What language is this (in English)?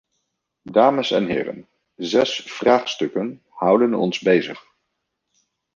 Dutch